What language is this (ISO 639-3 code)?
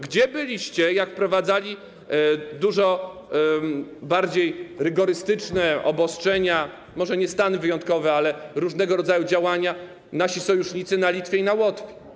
pol